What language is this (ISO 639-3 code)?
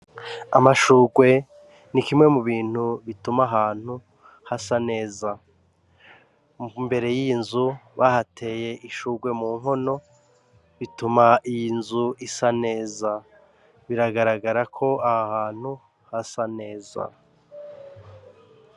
run